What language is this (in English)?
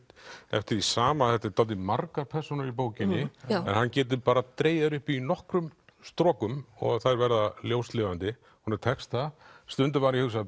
Icelandic